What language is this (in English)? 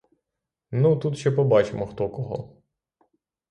Ukrainian